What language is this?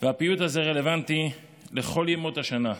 Hebrew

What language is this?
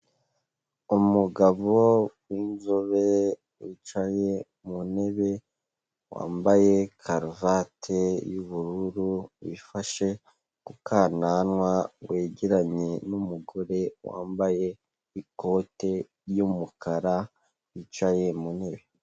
Kinyarwanda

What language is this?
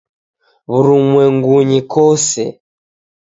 Taita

